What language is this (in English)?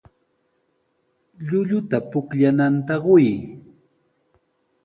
Sihuas Ancash Quechua